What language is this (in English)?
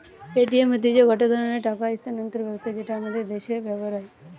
Bangla